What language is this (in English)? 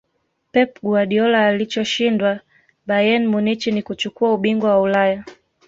Swahili